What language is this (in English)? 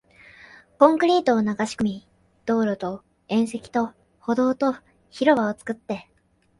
Japanese